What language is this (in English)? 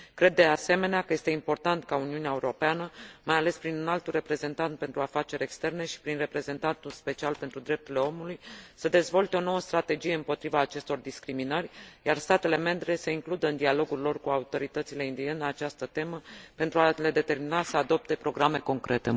Romanian